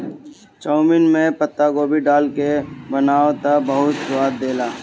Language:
Bhojpuri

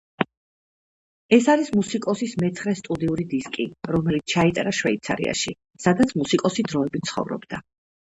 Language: Georgian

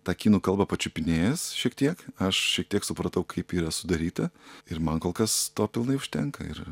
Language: Lithuanian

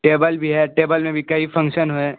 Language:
Urdu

